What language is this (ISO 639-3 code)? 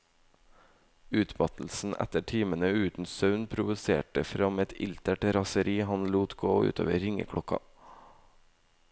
nor